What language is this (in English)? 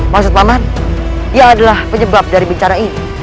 Indonesian